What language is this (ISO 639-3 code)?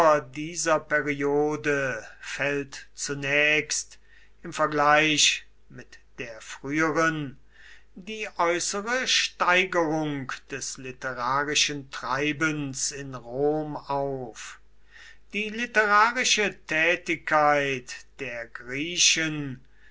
deu